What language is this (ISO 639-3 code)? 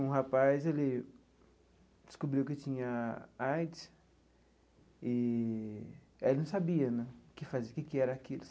por